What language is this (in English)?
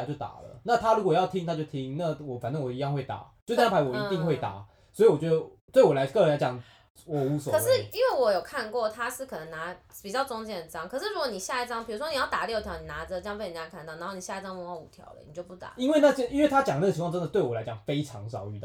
Chinese